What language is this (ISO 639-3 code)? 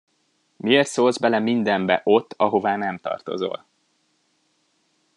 hun